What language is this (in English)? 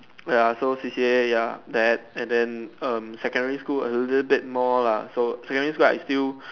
English